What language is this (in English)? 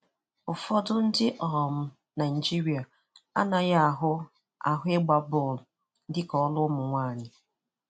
Igbo